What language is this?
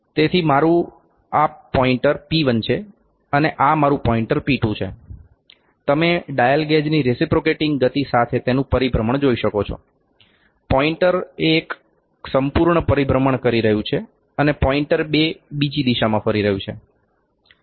Gujarati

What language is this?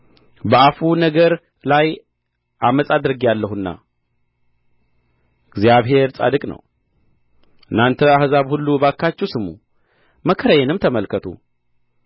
Amharic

